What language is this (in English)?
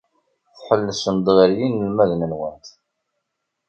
Kabyle